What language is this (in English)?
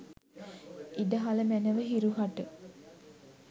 Sinhala